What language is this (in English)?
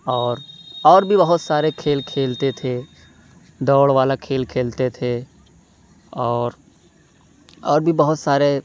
Urdu